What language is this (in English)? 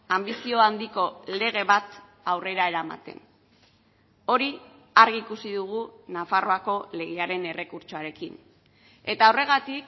Basque